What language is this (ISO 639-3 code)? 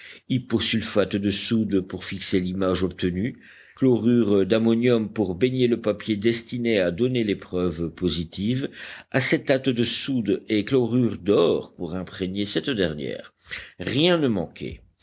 fra